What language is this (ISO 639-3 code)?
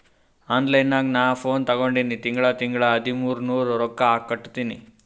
kan